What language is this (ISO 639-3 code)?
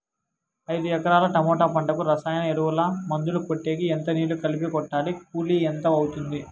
tel